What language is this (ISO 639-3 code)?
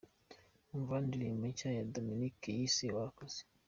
kin